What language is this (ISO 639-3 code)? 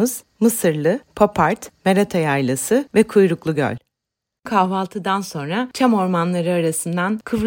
tur